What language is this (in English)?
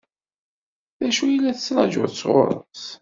Kabyle